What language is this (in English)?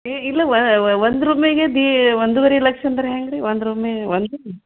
Kannada